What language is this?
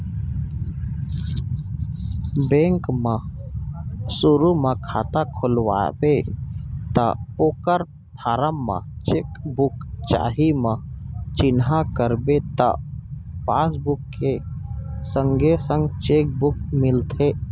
Chhattisgarhi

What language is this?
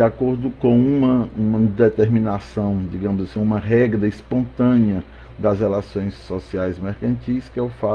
Portuguese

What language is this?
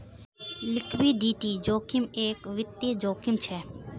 Magahi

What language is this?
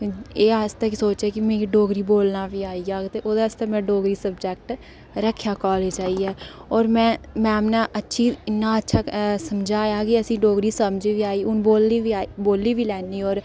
Dogri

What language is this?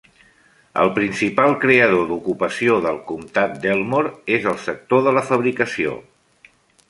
Catalan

